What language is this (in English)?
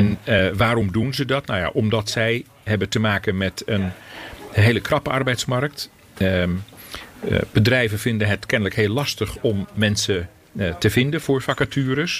Dutch